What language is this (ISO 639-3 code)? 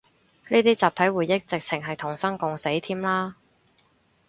yue